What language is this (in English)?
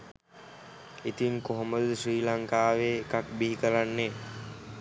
Sinhala